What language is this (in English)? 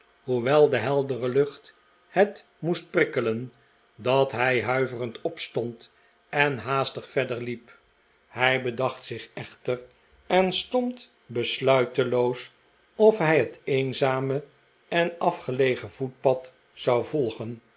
Dutch